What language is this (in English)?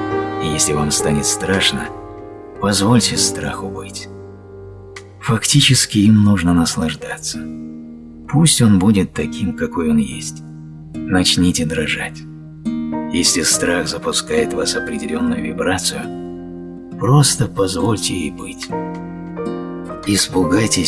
Russian